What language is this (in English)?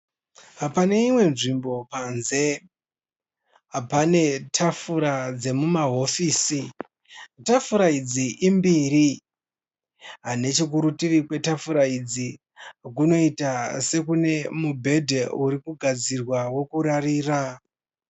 Shona